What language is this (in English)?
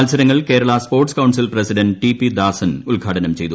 Malayalam